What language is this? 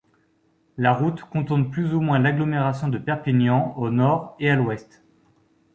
French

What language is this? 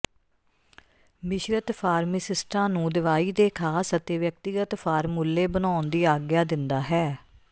Punjabi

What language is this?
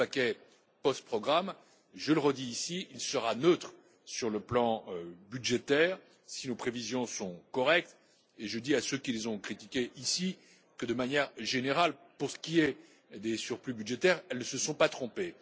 French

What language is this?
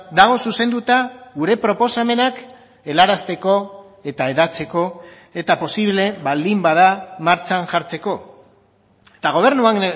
Basque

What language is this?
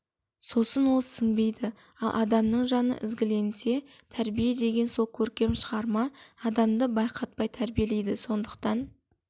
Kazakh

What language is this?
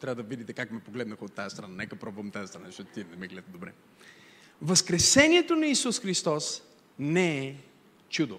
Bulgarian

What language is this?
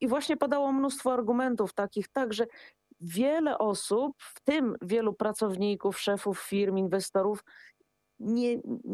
Polish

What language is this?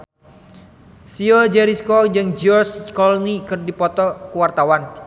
Sundanese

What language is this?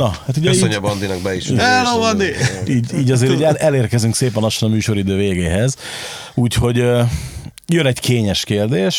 Hungarian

